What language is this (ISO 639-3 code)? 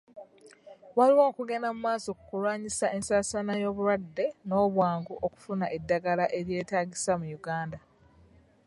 lug